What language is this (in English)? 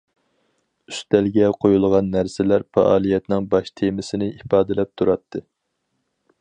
Uyghur